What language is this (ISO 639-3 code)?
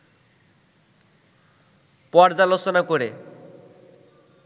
ben